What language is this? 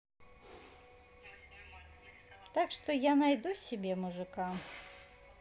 Russian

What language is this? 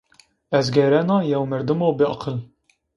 Zaza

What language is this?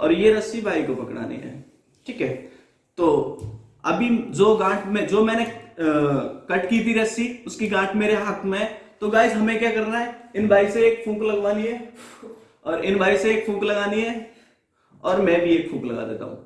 Hindi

